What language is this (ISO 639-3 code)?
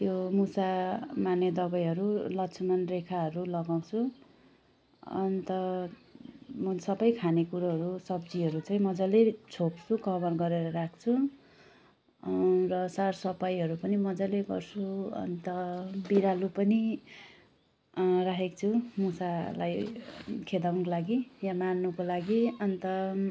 nep